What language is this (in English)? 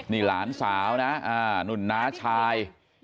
Thai